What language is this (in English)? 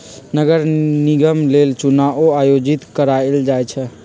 Magahi